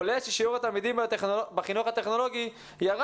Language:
Hebrew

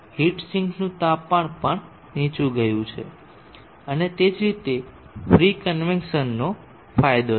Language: Gujarati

